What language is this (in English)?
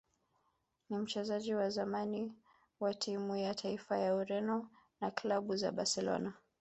Swahili